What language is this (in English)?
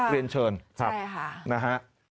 Thai